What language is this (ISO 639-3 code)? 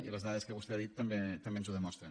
cat